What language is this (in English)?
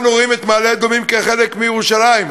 Hebrew